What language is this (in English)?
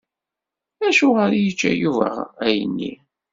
Kabyle